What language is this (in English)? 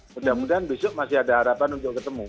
Indonesian